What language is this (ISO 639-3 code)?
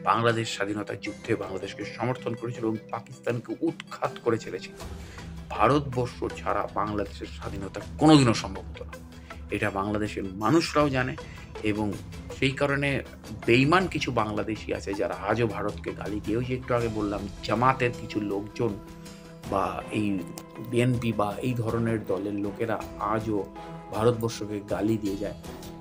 ben